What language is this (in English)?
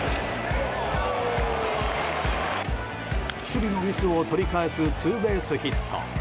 Japanese